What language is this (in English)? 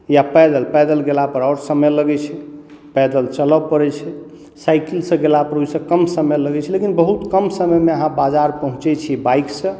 Maithili